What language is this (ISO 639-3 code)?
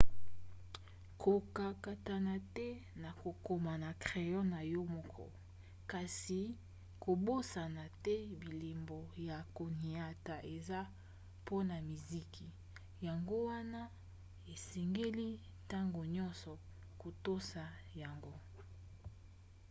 lin